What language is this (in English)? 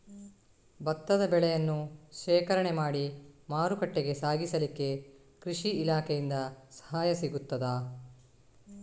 Kannada